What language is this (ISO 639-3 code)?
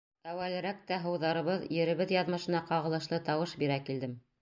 bak